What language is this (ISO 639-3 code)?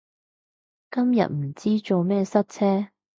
yue